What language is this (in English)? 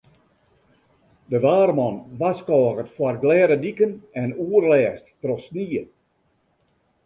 Western Frisian